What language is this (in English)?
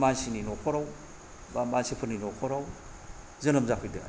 Bodo